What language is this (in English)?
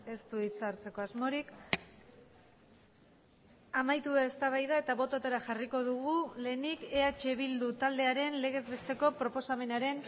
Basque